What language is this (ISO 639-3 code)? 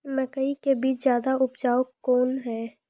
mai